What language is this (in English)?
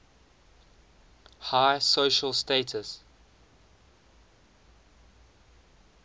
English